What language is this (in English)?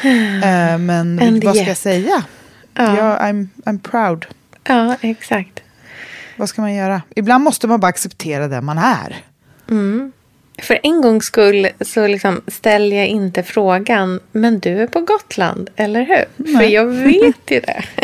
Swedish